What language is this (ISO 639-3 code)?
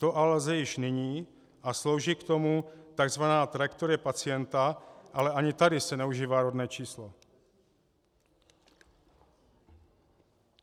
ces